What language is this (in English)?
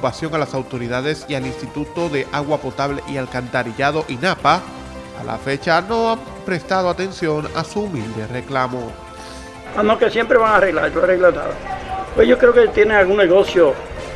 Spanish